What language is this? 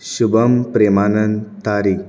Konkani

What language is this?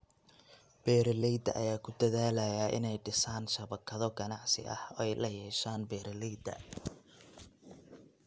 Somali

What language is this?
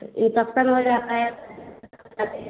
Hindi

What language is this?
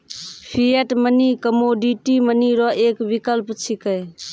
Maithili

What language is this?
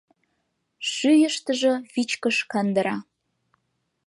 Mari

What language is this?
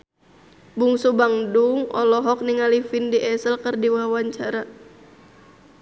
Sundanese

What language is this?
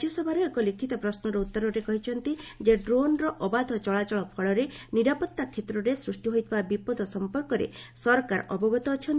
Odia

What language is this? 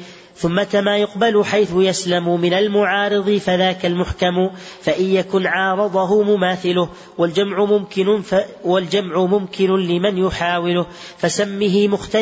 Arabic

